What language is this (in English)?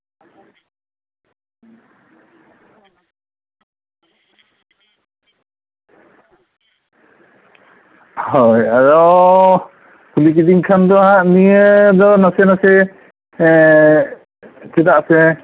Santali